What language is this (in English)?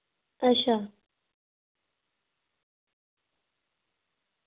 Dogri